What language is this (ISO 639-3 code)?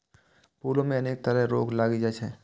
mai